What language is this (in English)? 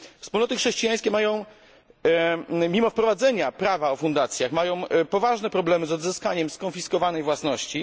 Polish